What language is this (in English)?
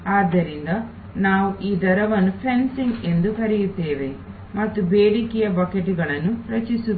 Kannada